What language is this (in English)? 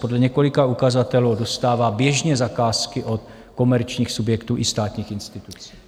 Czech